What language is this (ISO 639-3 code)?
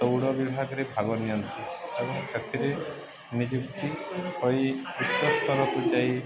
ori